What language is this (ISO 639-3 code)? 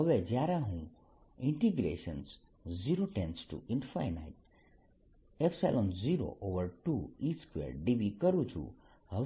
guj